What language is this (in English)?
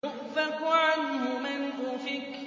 Arabic